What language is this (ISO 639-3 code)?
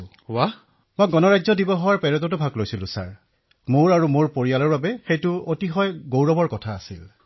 asm